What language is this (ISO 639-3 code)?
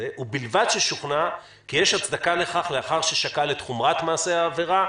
heb